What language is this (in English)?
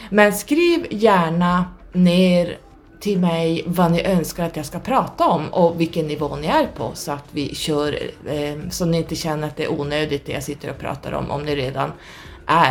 Swedish